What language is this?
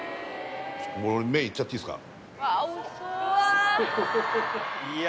Japanese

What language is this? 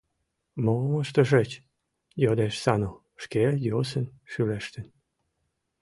Mari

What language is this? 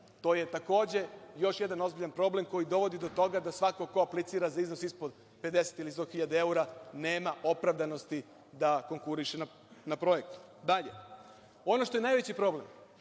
Serbian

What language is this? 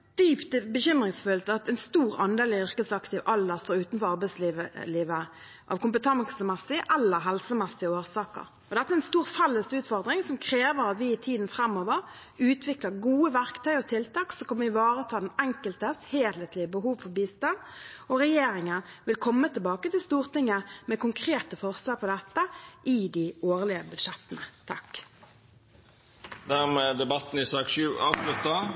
Norwegian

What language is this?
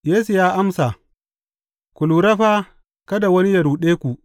Hausa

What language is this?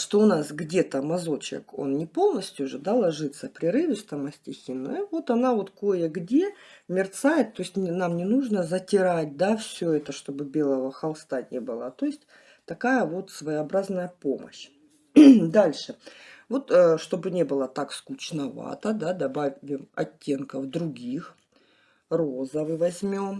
Russian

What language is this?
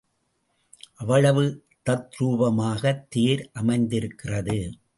Tamil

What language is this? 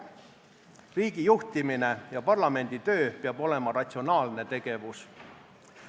Estonian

